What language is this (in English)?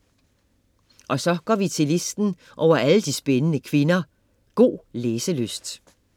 Danish